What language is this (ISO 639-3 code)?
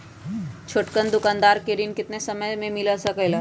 mag